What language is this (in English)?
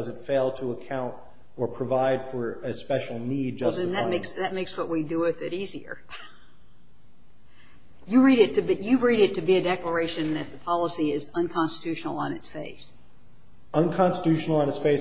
English